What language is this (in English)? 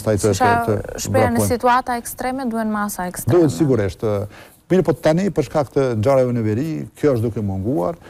Romanian